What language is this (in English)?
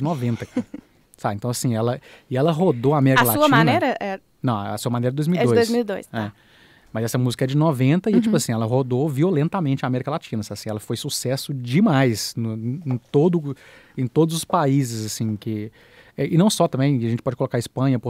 Portuguese